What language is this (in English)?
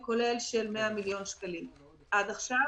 Hebrew